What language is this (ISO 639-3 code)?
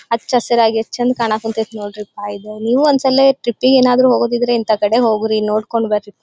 kan